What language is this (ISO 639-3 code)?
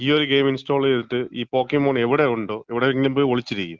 mal